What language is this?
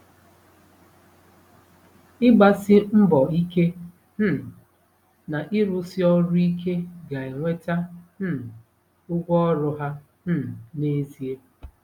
Igbo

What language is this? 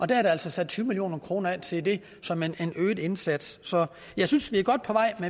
Danish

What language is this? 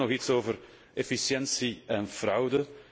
Dutch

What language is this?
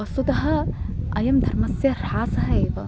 Sanskrit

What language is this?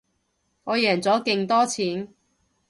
Cantonese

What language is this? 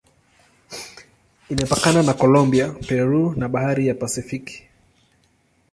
Swahili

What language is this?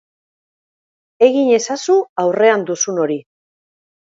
Basque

